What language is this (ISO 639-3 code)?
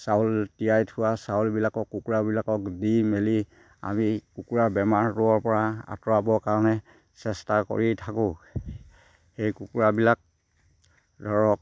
asm